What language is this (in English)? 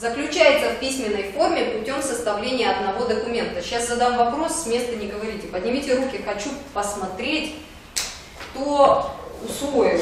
Russian